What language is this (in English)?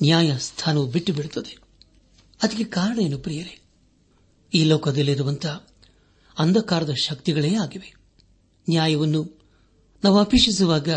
Kannada